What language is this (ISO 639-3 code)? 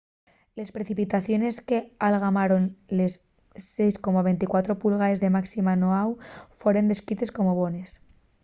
ast